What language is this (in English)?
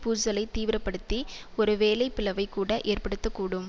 Tamil